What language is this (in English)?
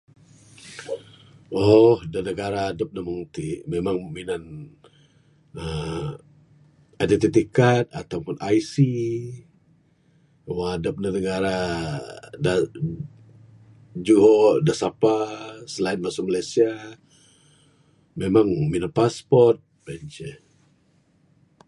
Bukar-Sadung Bidayuh